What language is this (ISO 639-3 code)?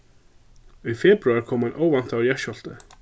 fao